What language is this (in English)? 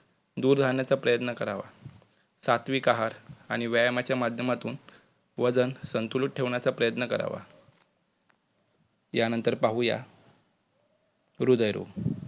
Marathi